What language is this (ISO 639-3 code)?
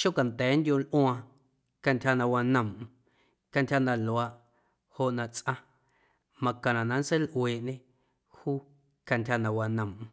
amu